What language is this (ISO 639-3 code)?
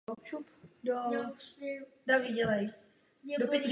ces